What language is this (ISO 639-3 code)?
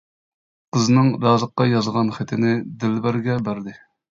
uig